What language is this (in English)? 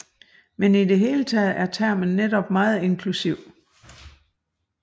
Danish